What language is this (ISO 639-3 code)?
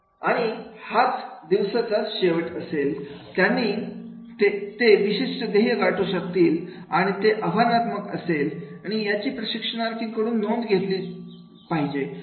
mar